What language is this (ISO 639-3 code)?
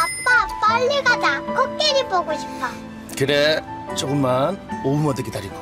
kor